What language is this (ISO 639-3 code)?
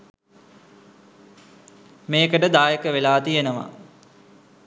sin